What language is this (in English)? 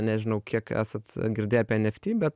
Lithuanian